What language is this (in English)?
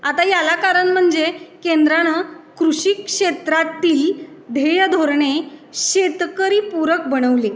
Marathi